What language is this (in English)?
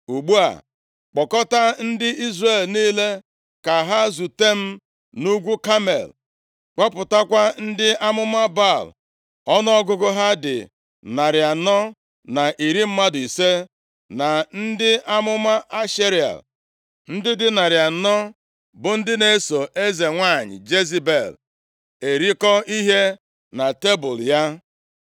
Igbo